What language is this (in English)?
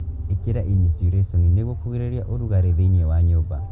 Kikuyu